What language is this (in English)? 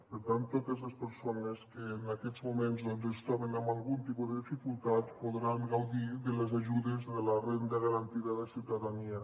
Catalan